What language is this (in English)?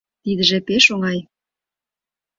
Mari